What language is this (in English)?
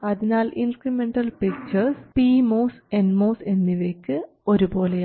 Malayalam